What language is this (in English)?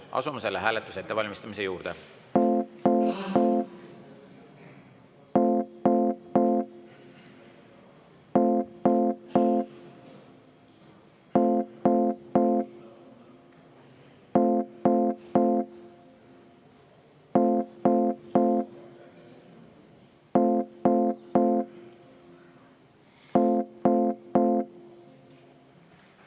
Estonian